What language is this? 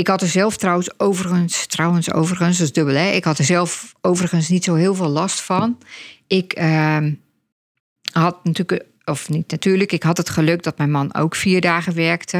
Dutch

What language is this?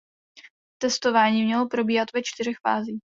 Czech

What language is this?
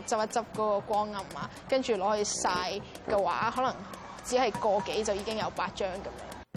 Chinese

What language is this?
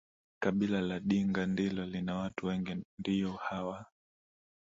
Swahili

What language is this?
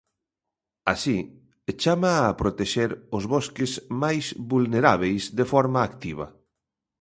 Galician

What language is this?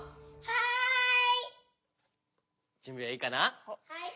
Japanese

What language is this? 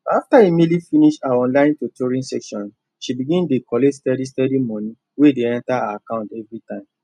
Nigerian Pidgin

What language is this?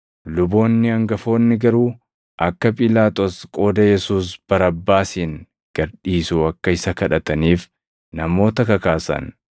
Oromo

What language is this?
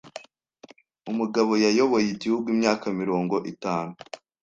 Kinyarwanda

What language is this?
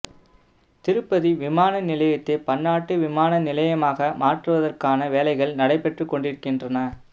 Tamil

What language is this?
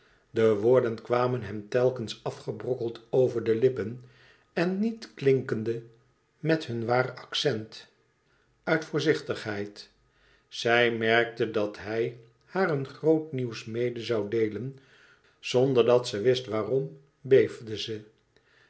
Dutch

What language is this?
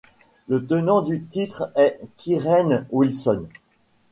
French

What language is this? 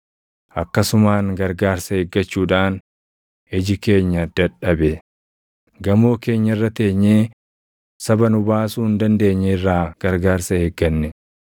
Oromo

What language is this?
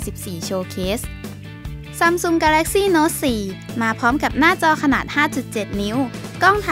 Thai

